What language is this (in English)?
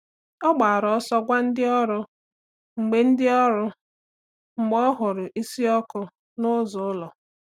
Igbo